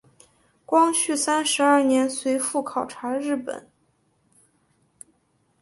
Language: Chinese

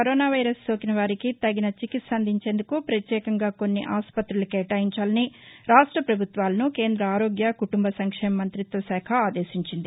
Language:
Telugu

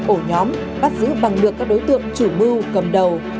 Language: Vietnamese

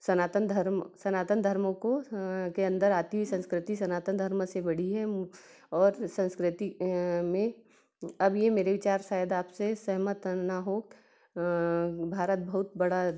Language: Hindi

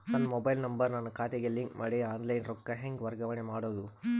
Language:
Kannada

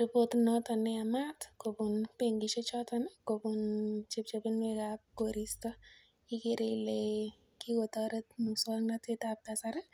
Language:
Kalenjin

